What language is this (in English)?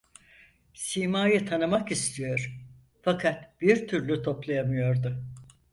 Turkish